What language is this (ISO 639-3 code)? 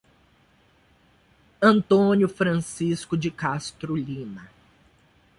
por